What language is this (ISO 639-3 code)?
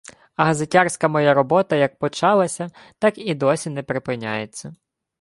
ukr